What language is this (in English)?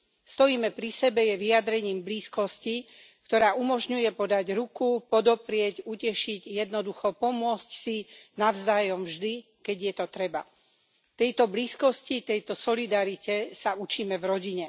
Slovak